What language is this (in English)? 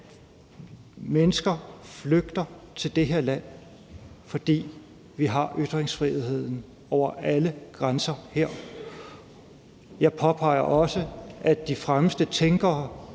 Danish